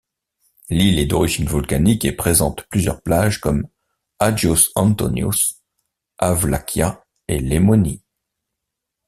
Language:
French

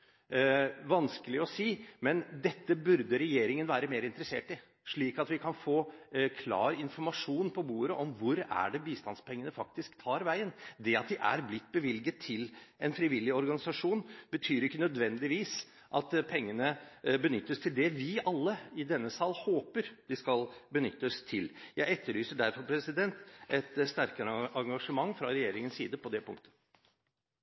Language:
Norwegian Bokmål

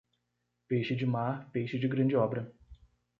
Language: Portuguese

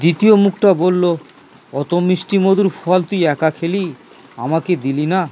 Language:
Bangla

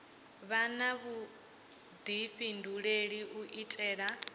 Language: Venda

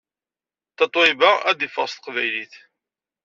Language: Kabyle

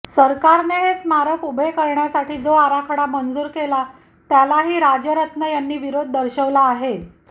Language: Marathi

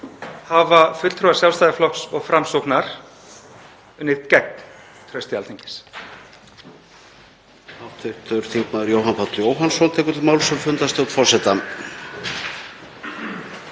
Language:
Icelandic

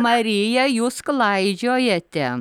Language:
Lithuanian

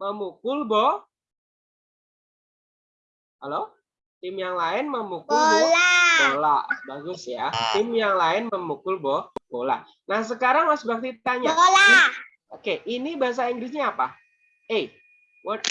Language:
Indonesian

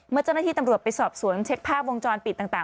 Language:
Thai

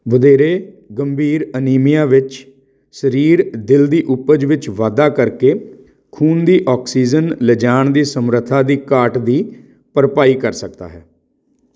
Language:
Punjabi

